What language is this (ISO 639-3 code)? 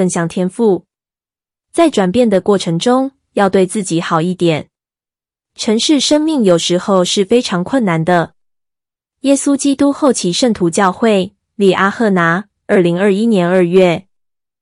zho